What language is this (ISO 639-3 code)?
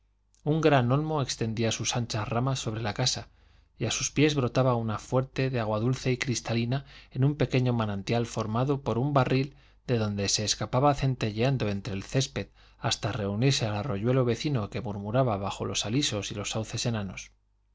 spa